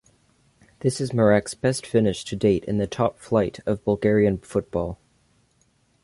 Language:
English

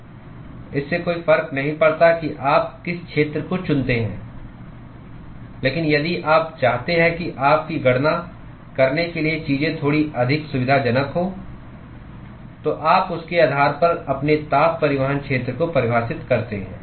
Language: Hindi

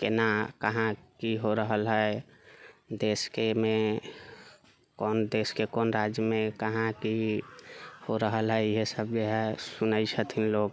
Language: Maithili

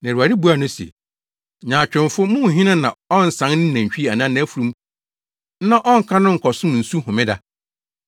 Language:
Akan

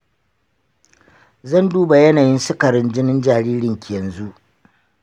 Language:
Hausa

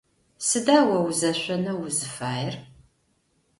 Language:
Adyghe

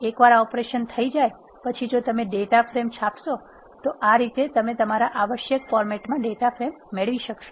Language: Gujarati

